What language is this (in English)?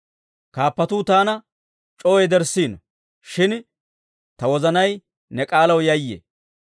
Dawro